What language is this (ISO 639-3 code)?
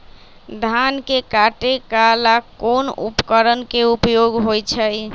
mag